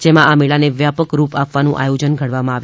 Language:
Gujarati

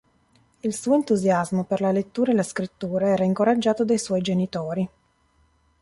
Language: Italian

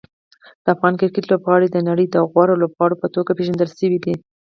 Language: Pashto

